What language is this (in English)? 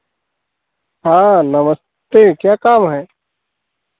Hindi